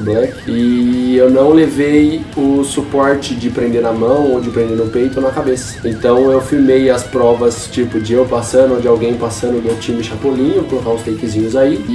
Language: Portuguese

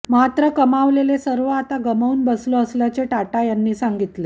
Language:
Marathi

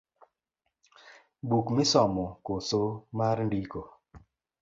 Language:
Luo (Kenya and Tanzania)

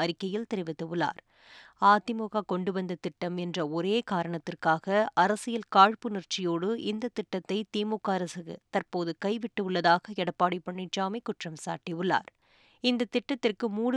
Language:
Tamil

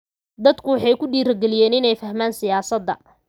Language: Somali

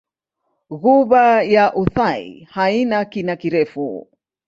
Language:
Swahili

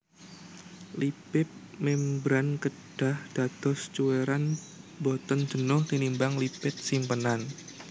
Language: Javanese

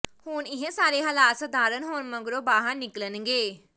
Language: Punjabi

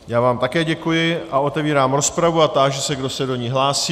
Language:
Czech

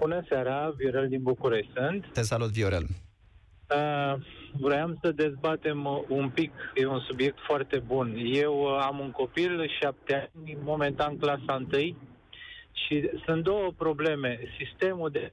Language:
Romanian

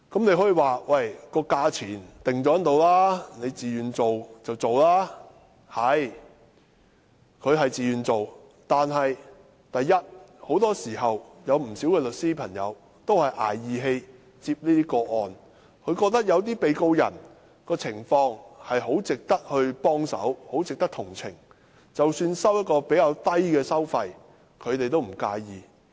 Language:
Cantonese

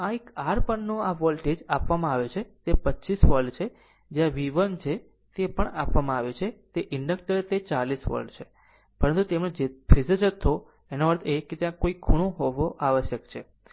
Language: Gujarati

